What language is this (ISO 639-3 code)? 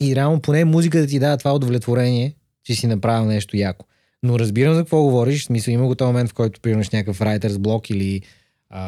bul